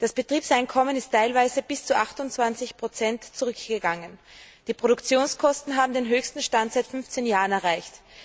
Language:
German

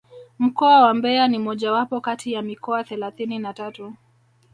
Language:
Swahili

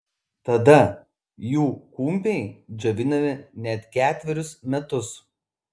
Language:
Lithuanian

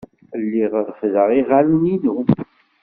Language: Kabyle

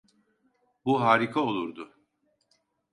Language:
Turkish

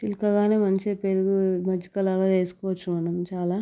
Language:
Telugu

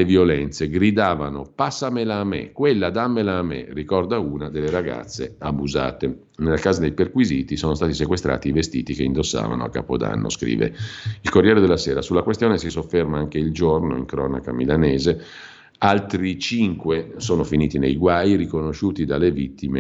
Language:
Italian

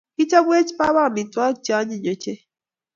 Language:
Kalenjin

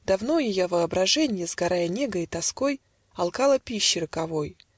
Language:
Russian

